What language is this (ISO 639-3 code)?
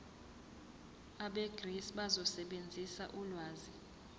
zul